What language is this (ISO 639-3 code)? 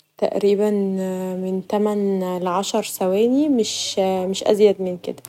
arz